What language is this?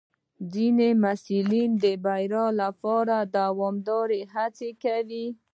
Pashto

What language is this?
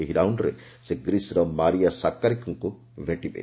Odia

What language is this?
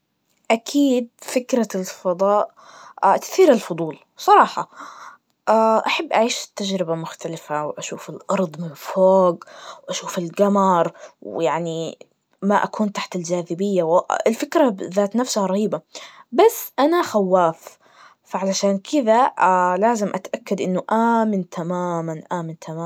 Najdi Arabic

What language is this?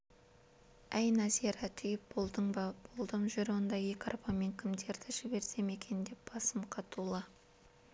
Kazakh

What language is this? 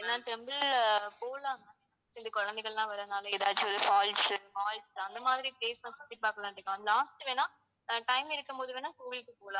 Tamil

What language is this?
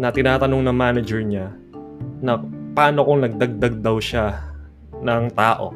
Filipino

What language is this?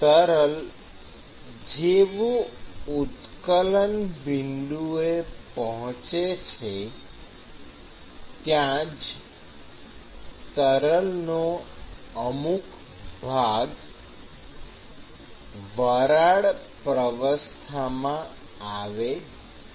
Gujarati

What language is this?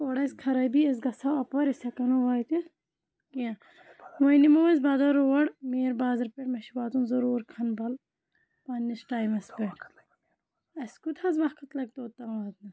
Kashmiri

